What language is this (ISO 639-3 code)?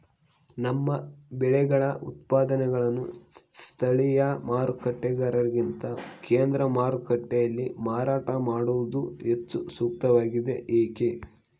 kan